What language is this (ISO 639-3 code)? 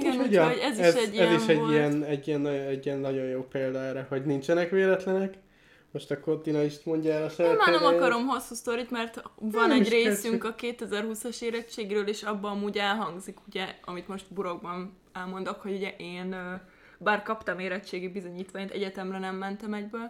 hun